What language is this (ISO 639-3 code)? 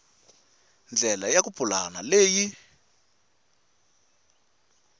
tso